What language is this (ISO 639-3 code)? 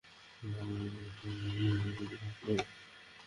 ben